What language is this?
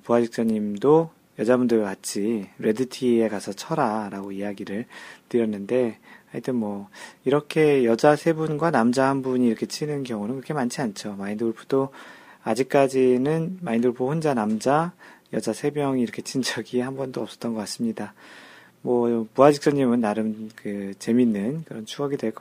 Korean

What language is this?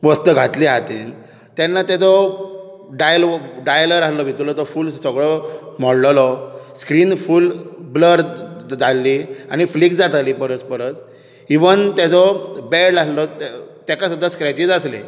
Konkani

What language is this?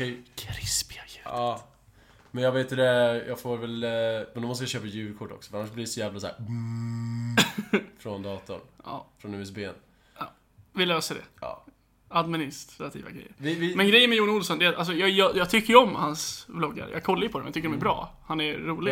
Swedish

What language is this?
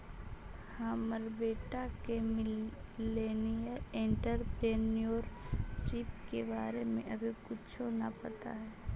Magahi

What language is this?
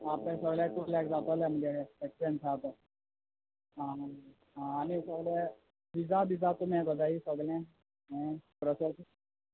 Konkani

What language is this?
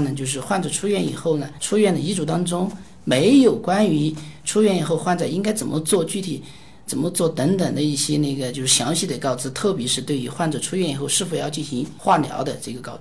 Chinese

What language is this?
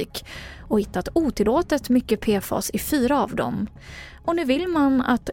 Swedish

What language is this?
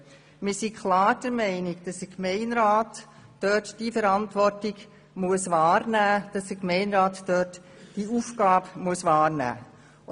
Swiss German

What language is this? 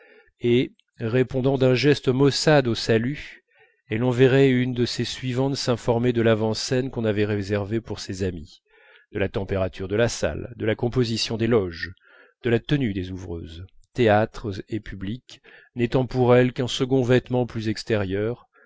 French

